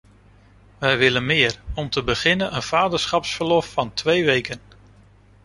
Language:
Dutch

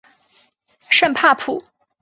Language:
Chinese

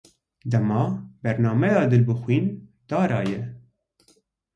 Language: Kurdish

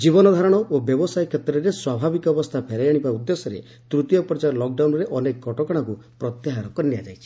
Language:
Odia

